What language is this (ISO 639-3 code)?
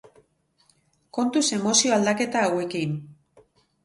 eus